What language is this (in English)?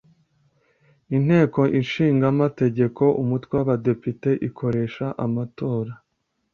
Kinyarwanda